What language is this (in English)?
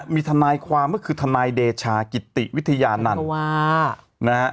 Thai